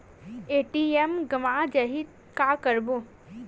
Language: Chhattisgarhi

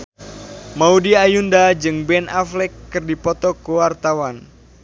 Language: Sundanese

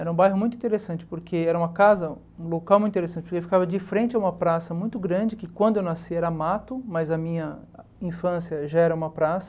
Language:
Portuguese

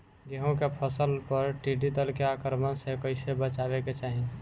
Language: Bhojpuri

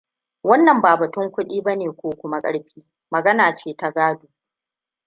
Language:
Hausa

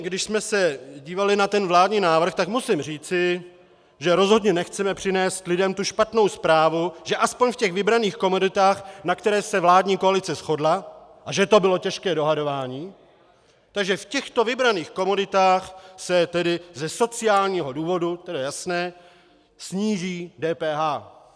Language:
Czech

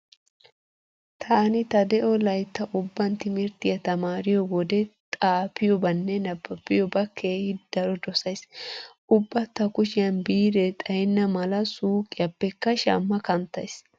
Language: Wolaytta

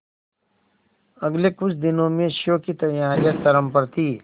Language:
Hindi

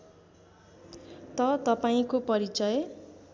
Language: Nepali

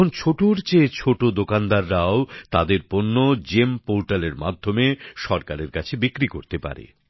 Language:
Bangla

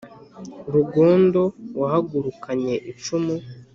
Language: Kinyarwanda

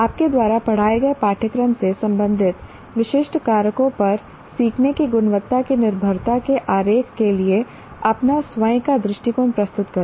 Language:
Hindi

